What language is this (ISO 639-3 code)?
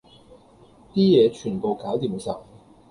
yue